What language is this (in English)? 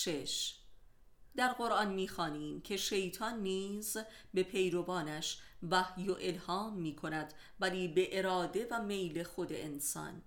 Persian